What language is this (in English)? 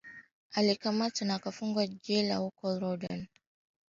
Swahili